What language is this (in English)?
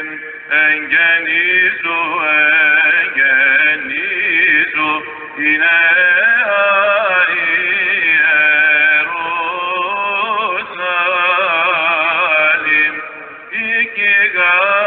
Greek